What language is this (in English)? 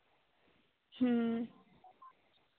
Santali